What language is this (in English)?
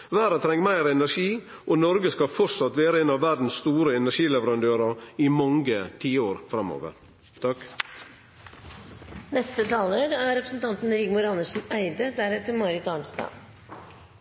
Norwegian